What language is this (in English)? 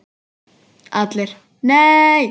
Icelandic